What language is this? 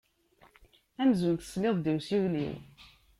Kabyle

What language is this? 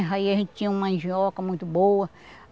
Portuguese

